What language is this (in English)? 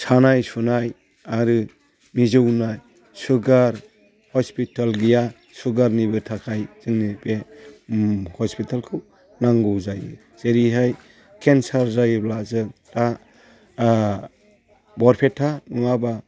Bodo